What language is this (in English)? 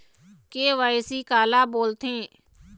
Chhattisgarhi